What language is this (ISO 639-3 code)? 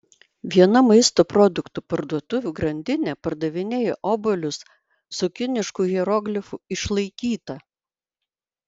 lit